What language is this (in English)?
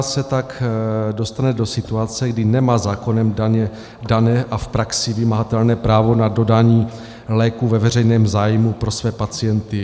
Czech